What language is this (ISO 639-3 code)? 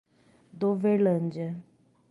por